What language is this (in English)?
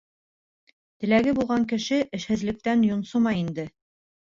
Bashkir